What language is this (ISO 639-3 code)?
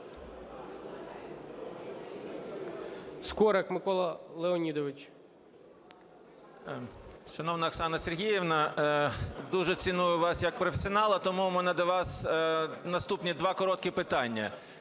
ukr